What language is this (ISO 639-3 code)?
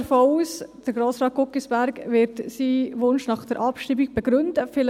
gsw